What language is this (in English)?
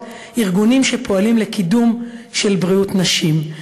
Hebrew